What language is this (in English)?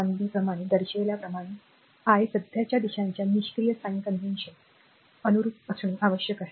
Marathi